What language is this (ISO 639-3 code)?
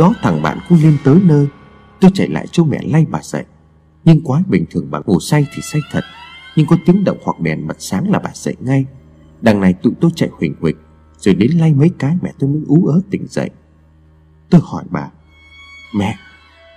vie